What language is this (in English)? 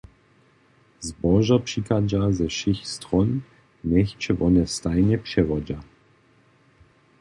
Upper Sorbian